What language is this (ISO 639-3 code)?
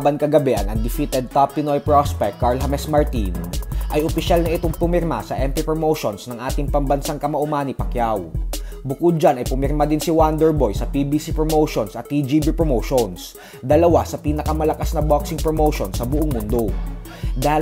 fil